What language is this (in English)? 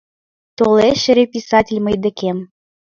Mari